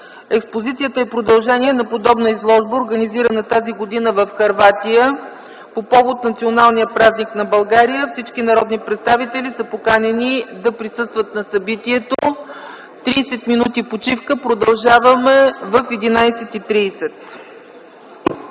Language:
Bulgarian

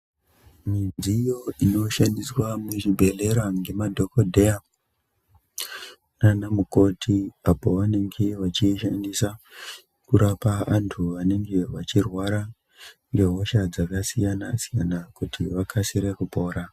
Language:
Ndau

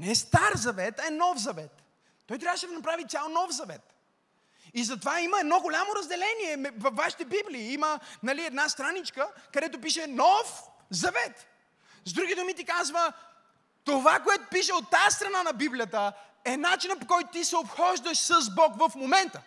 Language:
Bulgarian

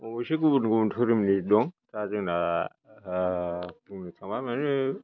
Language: Bodo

